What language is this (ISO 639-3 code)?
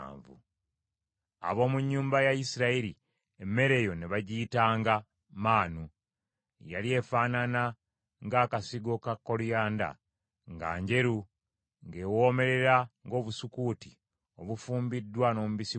lug